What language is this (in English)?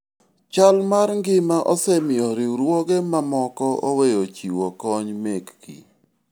Luo (Kenya and Tanzania)